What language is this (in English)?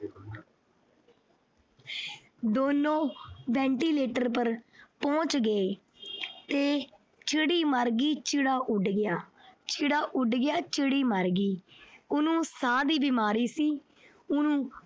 Punjabi